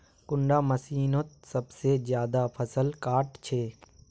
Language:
Magahi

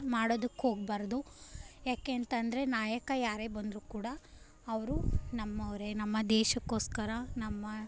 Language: Kannada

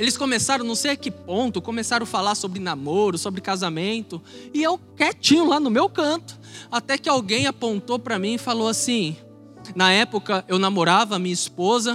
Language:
Portuguese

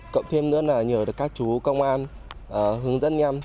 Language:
Vietnamese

